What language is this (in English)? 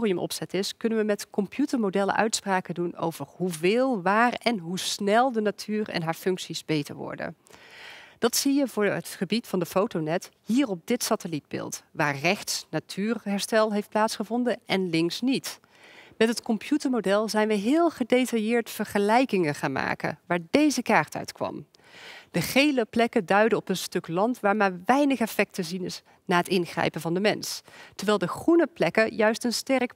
Dutch